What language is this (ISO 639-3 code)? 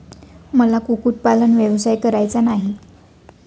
mar